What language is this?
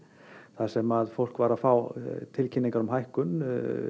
Icelandic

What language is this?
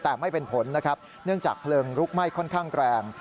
Thai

